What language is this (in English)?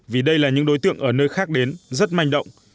Vietnamese